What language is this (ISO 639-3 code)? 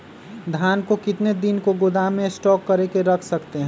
mag